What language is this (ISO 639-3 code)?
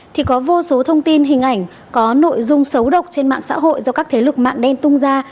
vie